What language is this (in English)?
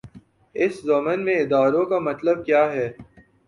Urdu